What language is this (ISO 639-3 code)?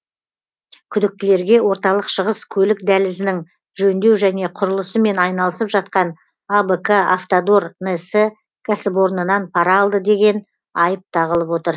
kaz